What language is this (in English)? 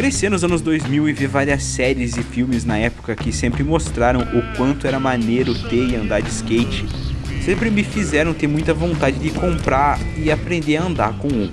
Portuguese